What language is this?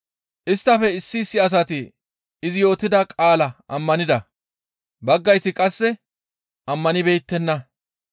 Gamo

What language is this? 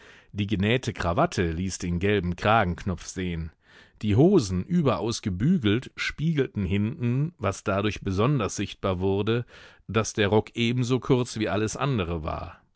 German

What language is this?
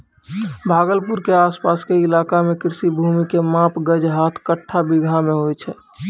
Maithili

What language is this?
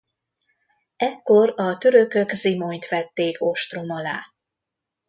Hungarian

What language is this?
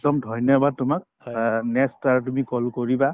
Assamese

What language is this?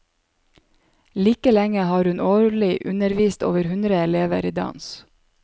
Norwegian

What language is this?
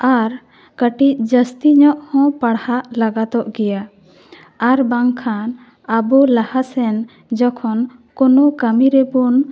Santali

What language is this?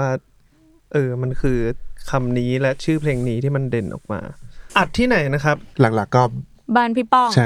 Thai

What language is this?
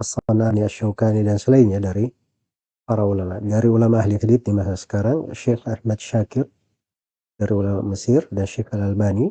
Indonesian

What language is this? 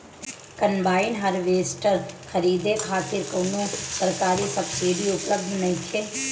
Bhojpuri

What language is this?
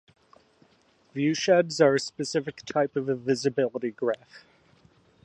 English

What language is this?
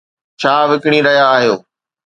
Sindhi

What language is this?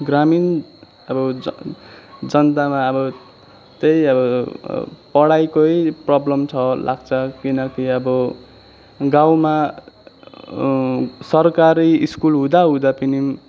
Nepali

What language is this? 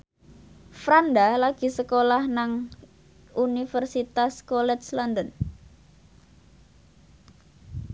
Javanese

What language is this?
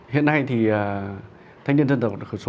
Vietnamese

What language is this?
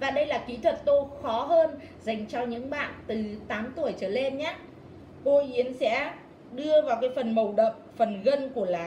Vietnamese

